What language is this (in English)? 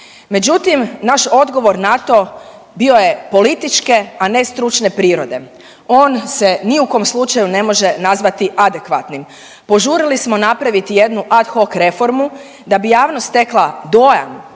Croatian